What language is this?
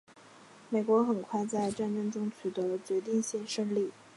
Chinese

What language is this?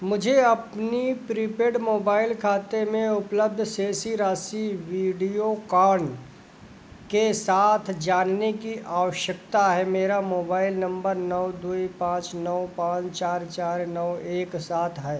Hindi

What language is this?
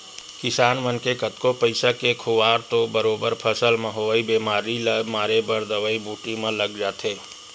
Chhattisgarhi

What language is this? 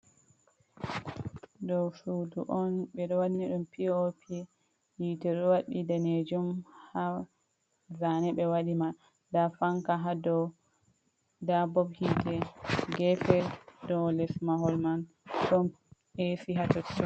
Fula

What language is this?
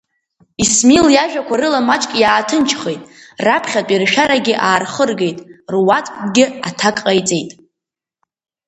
Abkhazian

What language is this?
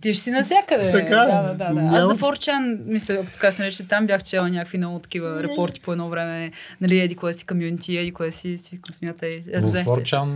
Bulgarian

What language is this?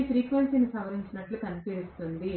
Telugu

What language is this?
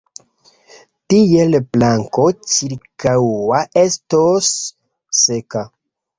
Esperanto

